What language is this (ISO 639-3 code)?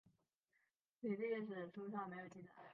zho